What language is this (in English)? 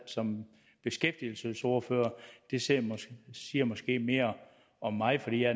Danish